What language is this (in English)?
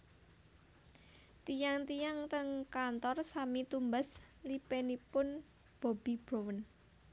Javanese